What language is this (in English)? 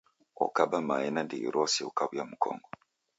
Taita